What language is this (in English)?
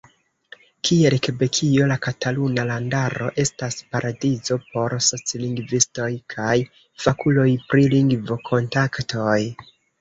Esperanto